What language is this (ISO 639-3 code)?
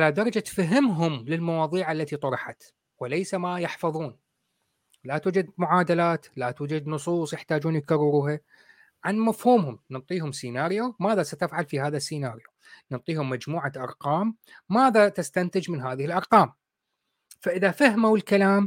ara